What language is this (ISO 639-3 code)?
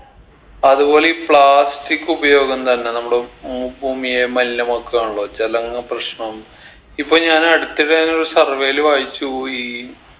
mal